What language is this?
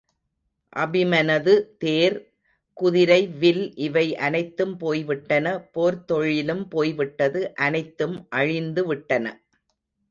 Tamil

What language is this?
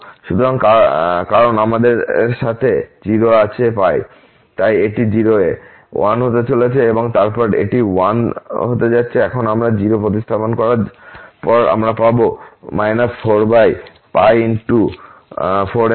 Bangla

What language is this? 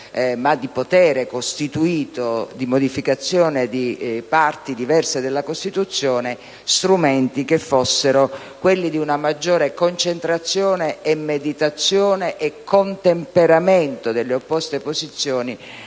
Italian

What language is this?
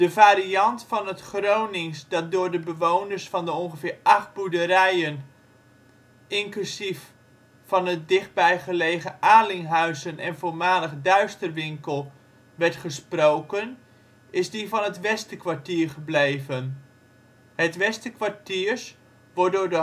Dutch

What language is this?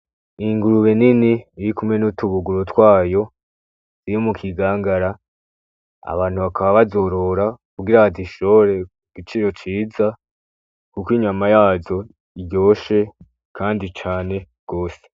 Rundi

